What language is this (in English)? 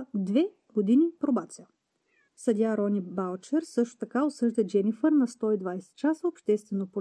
Bulgarian